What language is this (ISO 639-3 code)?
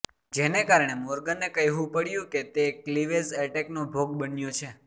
guj